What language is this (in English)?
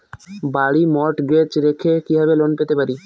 Bangla